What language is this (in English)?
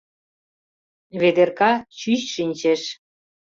Mari